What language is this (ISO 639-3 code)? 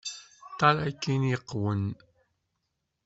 kab